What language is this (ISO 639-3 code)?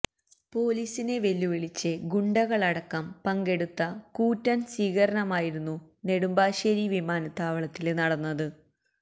mal